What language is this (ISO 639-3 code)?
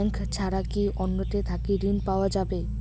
ben